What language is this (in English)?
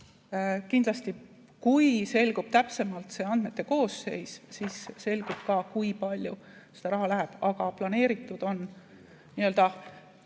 Estonian